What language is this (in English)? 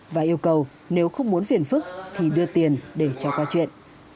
Vietnamese